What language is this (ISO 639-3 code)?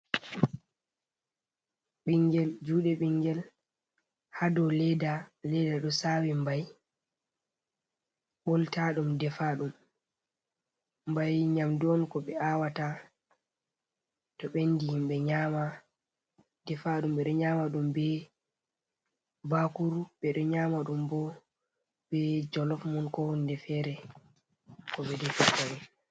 ful